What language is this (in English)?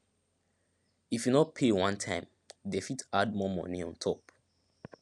Nigerian Pidgin